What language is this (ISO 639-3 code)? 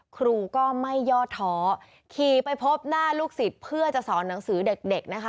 tha